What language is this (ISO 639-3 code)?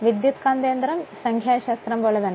mal